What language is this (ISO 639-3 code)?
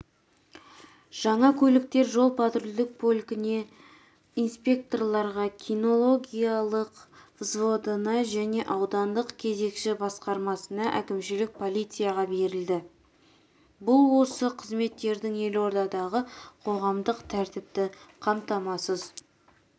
kaz